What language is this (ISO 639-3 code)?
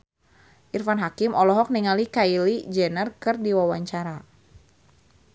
sun